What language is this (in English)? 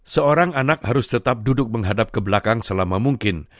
Indonesian